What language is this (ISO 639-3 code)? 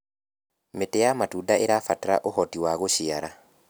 kik